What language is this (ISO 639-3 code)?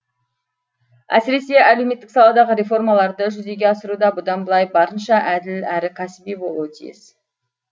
kaz